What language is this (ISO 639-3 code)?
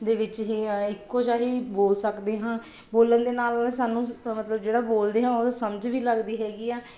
pan